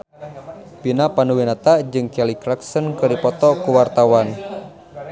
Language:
Sundanese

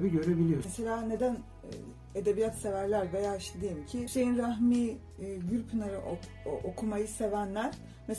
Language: Turkish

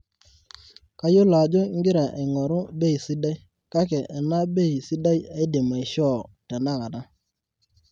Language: Masai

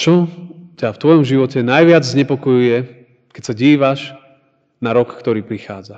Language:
Slovak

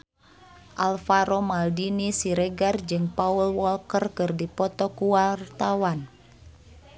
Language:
Sundanese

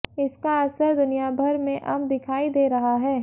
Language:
Hindi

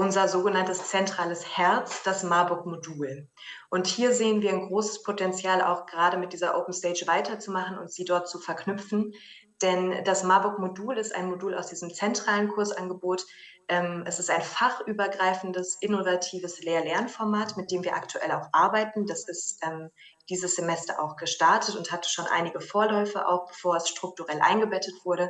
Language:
German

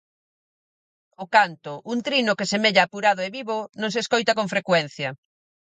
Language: Galician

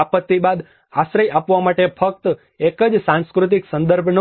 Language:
Gujarati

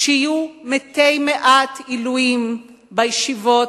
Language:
Hebrew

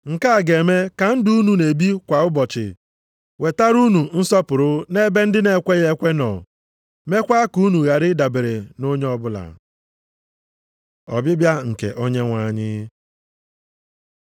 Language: Igbo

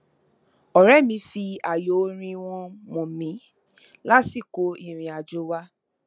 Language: Yoruba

